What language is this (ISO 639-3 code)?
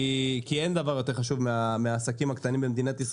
heb